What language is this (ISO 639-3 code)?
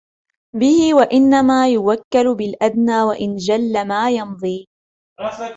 ara